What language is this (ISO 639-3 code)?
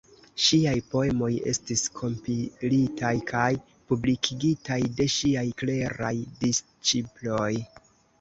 epo